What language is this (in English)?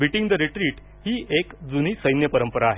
Marathi